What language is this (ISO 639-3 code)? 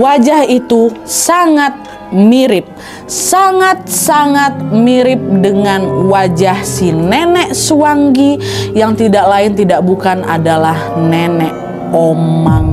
ind